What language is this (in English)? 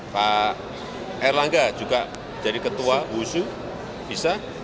Indonesian